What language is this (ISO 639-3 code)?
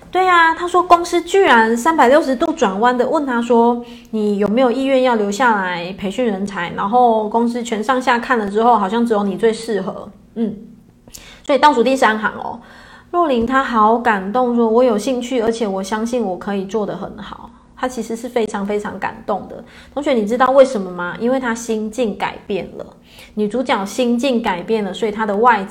zho